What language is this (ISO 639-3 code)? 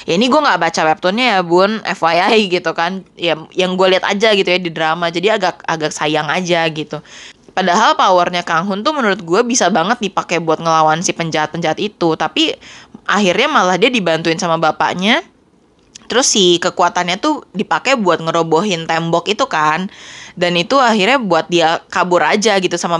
ind